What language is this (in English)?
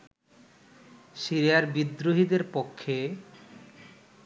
Bangla